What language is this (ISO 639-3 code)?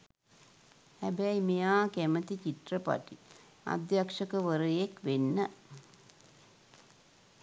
sin